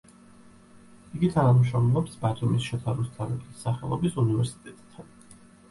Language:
Georgian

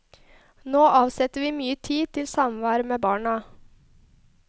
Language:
Norwegian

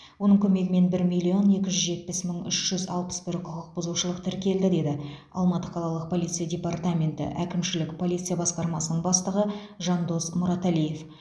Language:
Kazakh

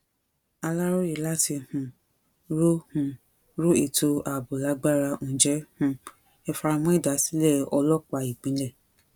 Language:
Yoruba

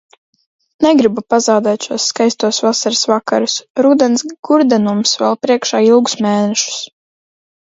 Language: Latvian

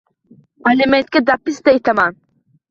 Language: Uzbek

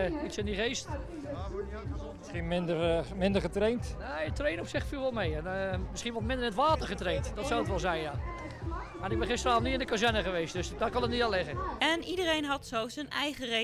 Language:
Dutch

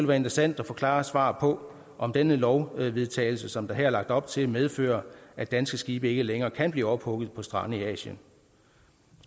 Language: Danish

